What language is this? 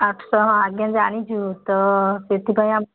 Odia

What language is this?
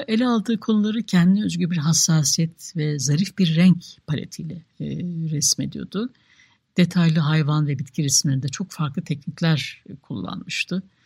Turkish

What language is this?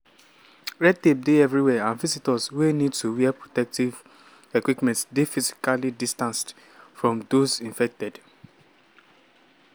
Nigerian Pidgin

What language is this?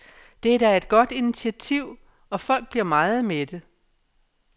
Danish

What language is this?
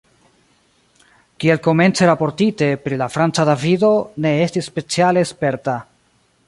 Esperanto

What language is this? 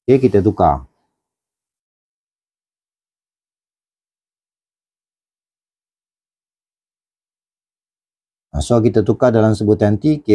Malay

